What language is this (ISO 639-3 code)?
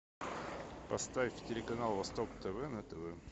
rus